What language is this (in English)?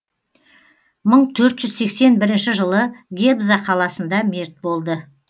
Kazakh